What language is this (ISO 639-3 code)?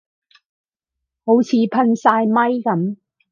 yue